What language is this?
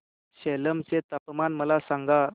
Marathi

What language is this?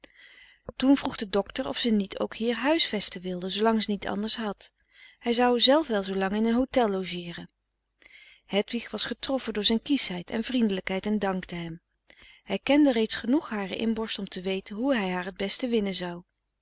Dutch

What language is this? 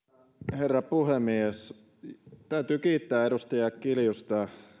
Finnish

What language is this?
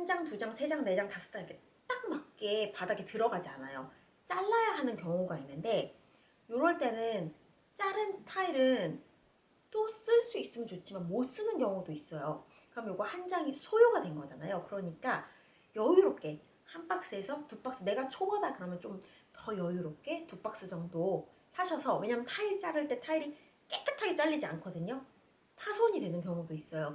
Korean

